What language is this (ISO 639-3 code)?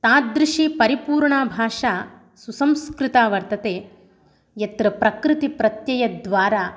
san